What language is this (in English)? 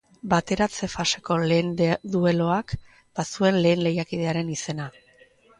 Basque